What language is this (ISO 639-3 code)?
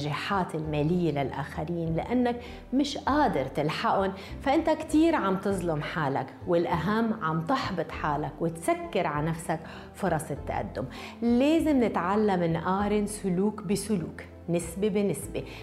ara